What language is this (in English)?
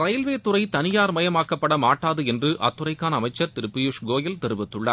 Tamil